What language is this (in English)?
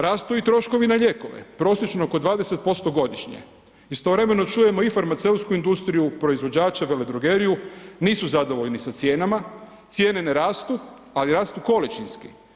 Croatian